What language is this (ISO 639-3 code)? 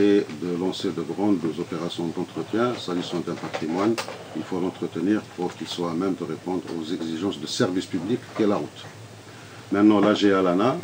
fra